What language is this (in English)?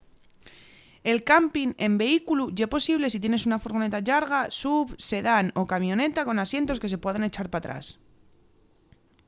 Asturian